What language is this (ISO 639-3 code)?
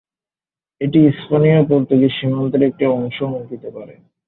ben